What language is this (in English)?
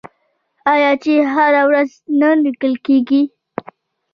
Pashto